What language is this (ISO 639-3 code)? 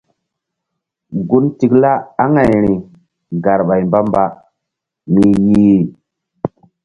mdd